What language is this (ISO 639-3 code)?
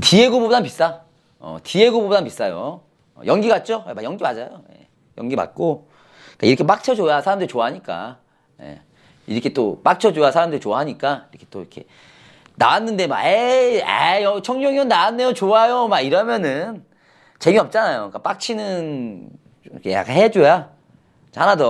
kor